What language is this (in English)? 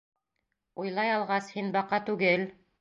Bashkir